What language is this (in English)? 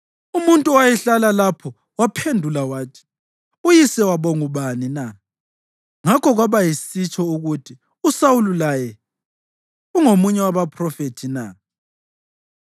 North Ndebele